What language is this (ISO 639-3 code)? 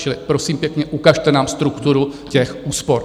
ces